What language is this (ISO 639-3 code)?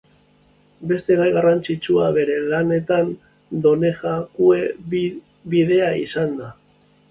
eus